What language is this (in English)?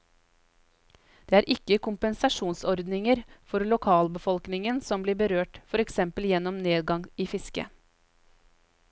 Norwegian